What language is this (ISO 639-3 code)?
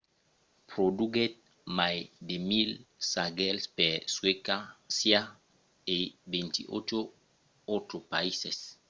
oci